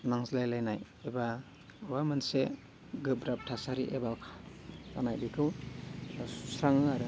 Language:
Bodo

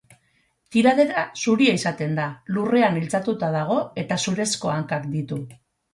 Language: Basque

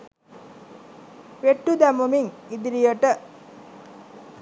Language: Sinhala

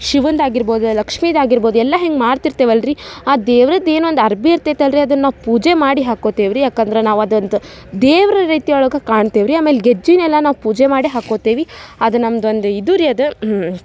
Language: Kannada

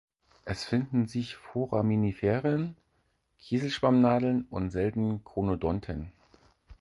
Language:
German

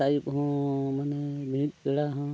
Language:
Santali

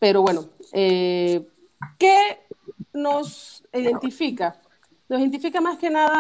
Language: Spanish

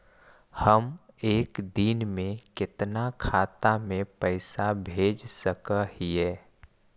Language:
Magahi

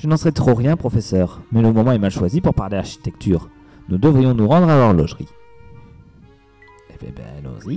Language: French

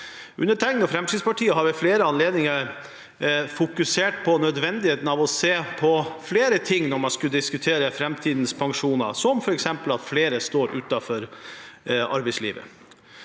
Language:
Norwegian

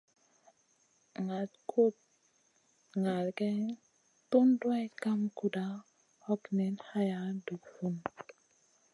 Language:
Masana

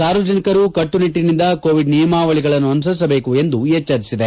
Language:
Kannada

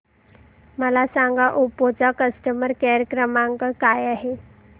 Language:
Marathi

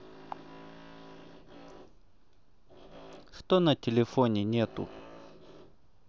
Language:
Russian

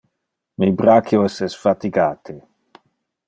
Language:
Interlingua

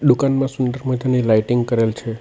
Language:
Gujarati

